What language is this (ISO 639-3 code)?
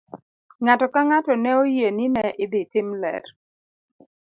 luo